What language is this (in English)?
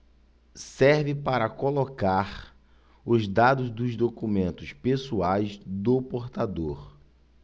Portuguese